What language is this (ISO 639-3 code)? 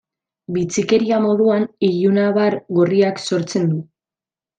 eus